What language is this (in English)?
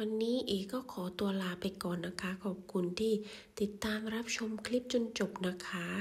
Thai